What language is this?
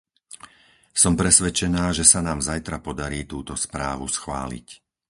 Slovak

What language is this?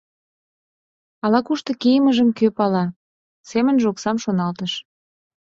Mari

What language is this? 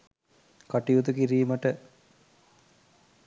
Sinhala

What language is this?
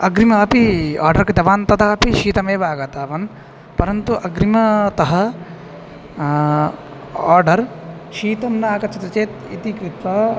Sanskrit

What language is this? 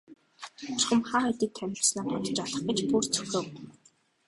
Mongolian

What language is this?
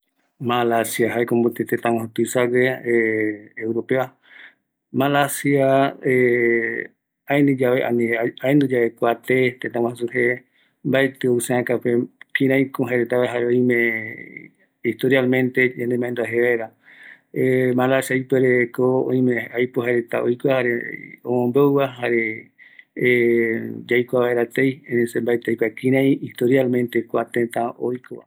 Eastern Bolivian Guaraní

